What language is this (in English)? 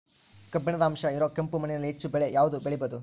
Kannada